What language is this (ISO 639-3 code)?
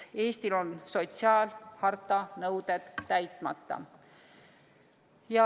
est